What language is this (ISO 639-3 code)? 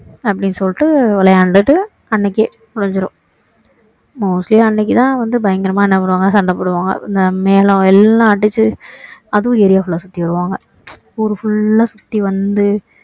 tam